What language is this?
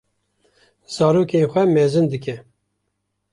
Kurdish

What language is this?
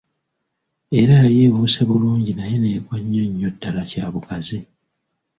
Ganda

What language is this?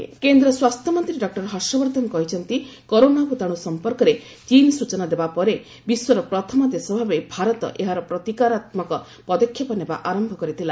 Odia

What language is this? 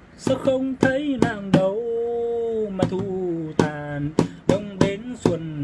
Vietnamese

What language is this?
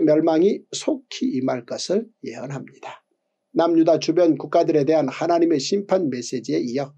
Korean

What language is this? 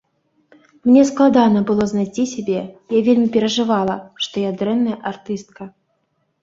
Belarusian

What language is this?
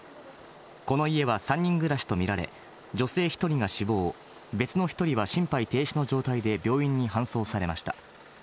Japanese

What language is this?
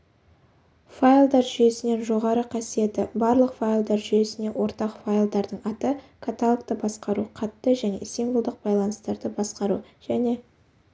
Kazakh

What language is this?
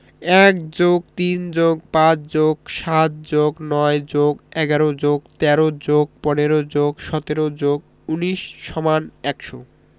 Bangla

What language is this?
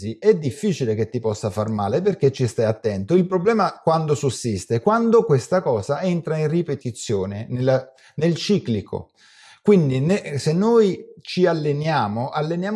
Italian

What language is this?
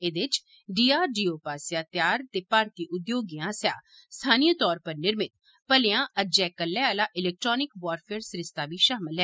Dogri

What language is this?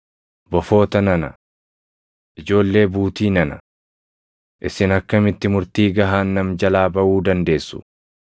Oromo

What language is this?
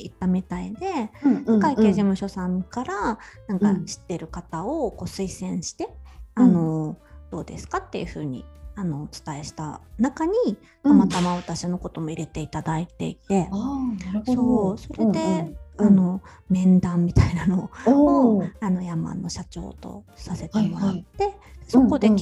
Japanese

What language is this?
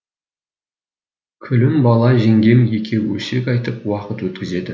Kazakh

